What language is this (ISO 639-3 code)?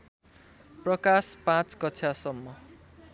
nep